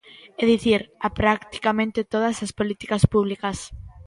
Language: Galician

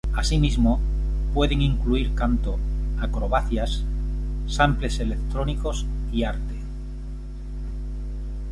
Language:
Spanish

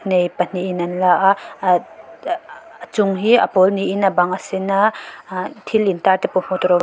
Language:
Mizo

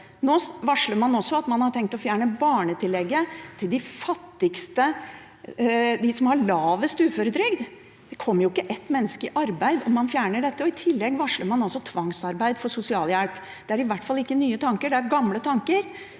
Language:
Norwegian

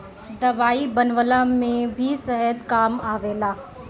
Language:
Bhojpuri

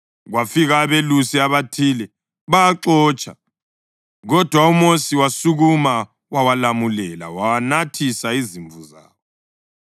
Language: North Ndebele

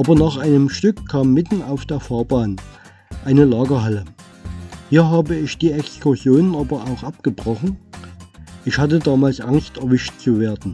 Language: German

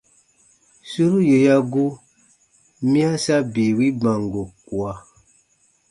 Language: Baatonum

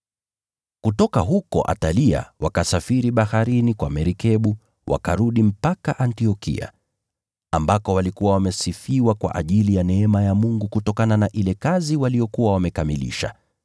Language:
Swahili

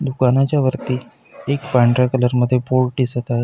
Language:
Marathi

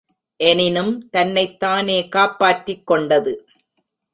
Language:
Tamil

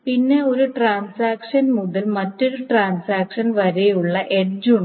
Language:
Malayalam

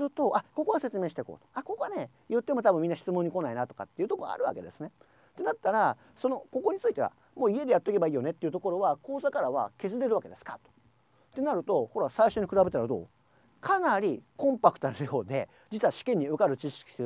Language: Japanese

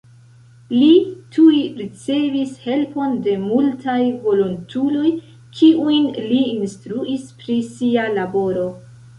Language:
Esperanto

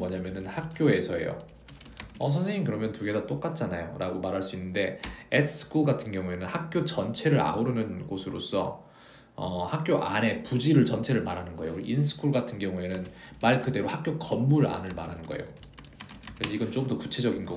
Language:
Korean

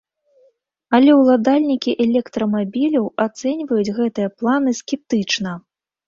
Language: Belarusian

